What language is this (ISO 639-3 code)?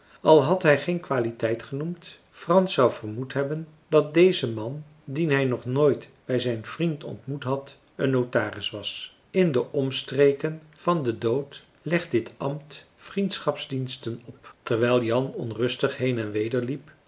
nld